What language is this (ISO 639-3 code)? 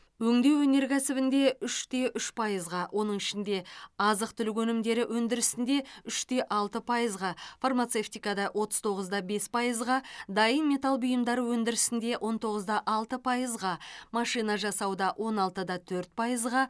kaz